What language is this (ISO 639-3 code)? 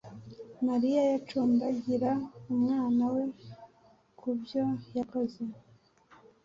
kin